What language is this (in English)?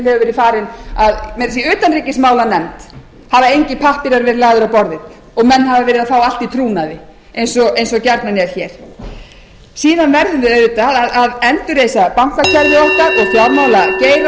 Icelandic